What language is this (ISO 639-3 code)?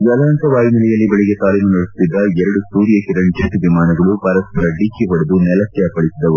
kan